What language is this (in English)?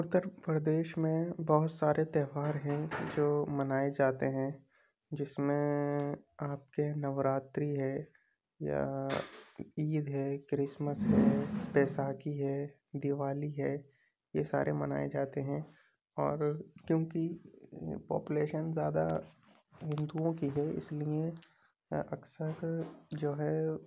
Urdu